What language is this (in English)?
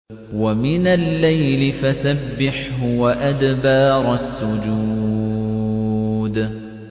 Arabic